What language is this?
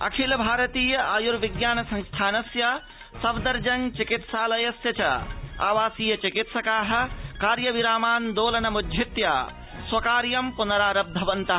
Sanskrit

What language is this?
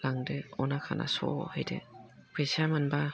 Bodo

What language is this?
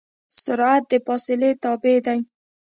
Pashto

